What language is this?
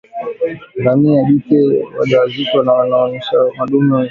Swahili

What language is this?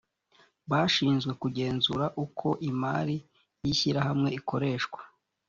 Kinyarwanda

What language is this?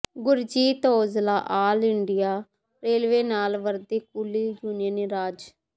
Punjabi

